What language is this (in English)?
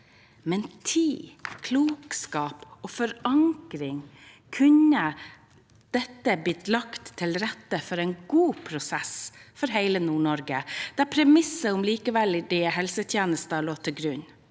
Norwegian